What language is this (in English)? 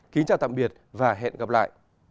Vietnamese